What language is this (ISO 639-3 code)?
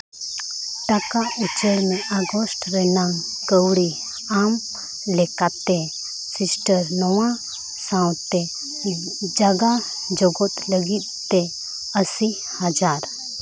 sat